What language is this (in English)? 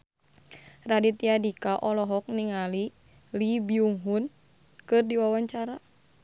Sundanese